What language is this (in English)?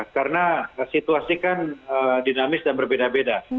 Indonesian